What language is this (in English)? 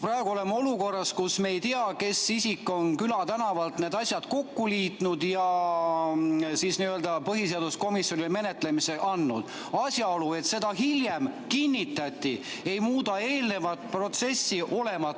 Estonian